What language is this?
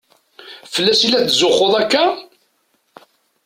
Kabyle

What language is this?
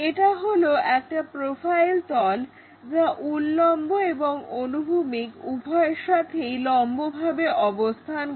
Bangla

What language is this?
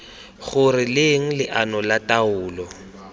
Tswana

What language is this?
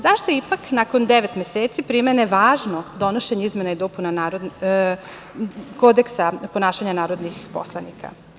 Serbian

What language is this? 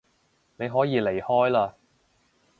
Cantonese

